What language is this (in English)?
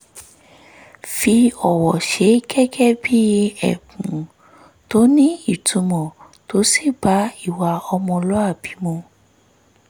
Yoruba